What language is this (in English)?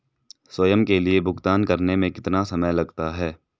Hindi